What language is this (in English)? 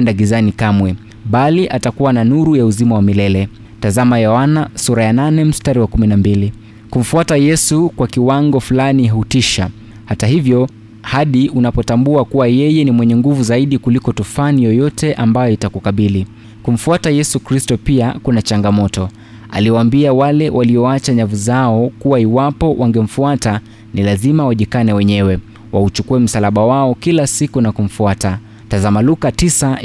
Swahili